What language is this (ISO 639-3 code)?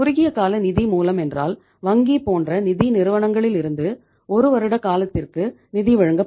tam